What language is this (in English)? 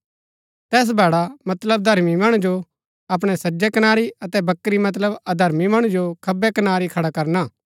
Gaddi